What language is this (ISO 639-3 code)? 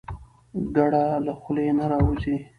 pus